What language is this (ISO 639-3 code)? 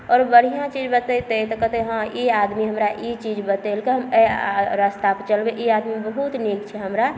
mai